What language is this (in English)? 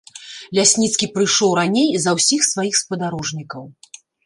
Belarusian